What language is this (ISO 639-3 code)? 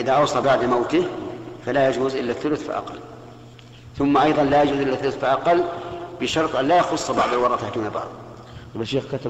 ara